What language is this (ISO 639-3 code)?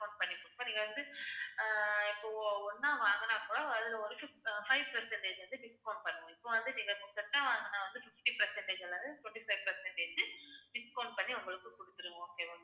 tam